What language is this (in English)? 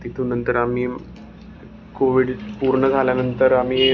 Marathi